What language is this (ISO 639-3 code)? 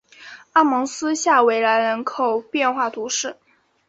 zho